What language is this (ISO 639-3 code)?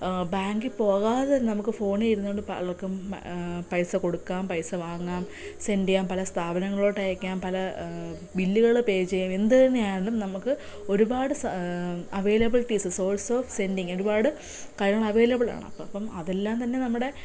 mal